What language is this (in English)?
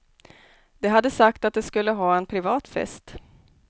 Swedish